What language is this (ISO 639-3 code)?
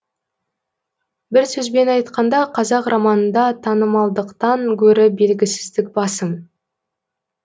kaz